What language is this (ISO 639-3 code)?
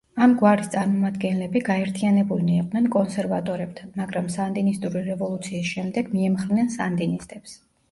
kat